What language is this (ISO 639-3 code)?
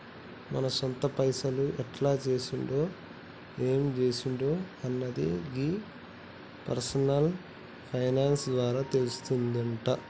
tel